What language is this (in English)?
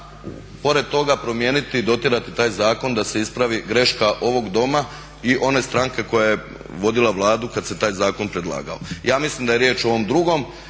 Croatian